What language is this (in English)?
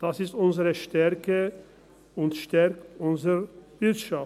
Swiss German